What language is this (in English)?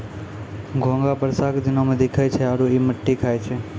Maithili